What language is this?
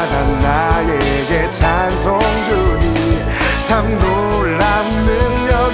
Korean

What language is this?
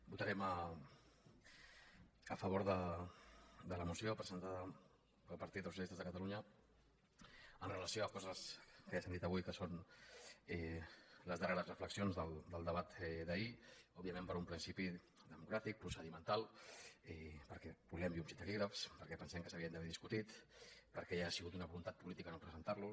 Catalan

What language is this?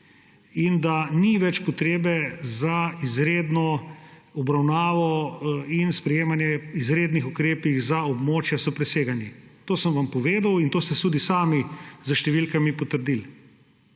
Slovenian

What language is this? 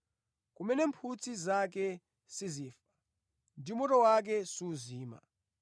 Nyanja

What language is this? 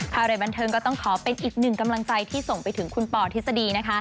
Thai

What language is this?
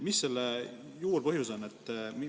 Estonian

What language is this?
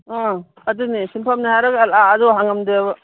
Manipuri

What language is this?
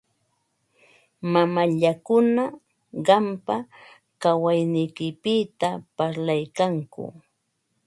Ambo-Pasco Quechua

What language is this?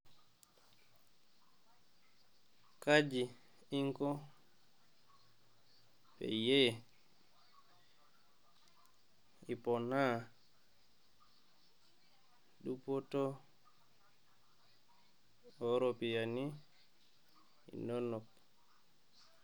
Masai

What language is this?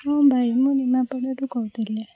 Odia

